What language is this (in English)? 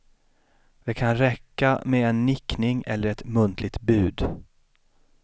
Swedish